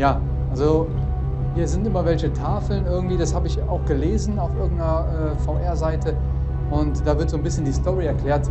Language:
German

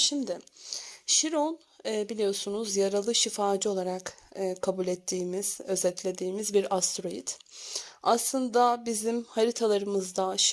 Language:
Turkish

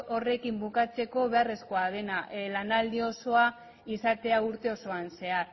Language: Basque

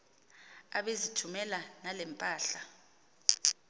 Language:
Xhosa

